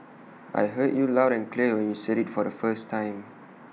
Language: English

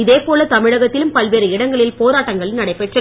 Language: Tamil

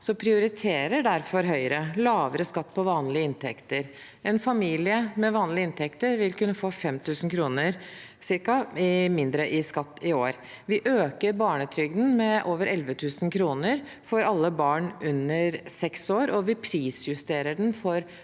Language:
Norwegian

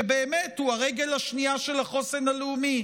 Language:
Hebrew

